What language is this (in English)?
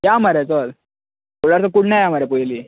Konkani